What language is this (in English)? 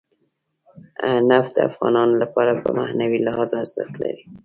Pashto